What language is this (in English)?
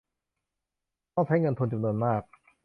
Thai